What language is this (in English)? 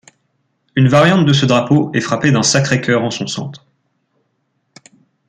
French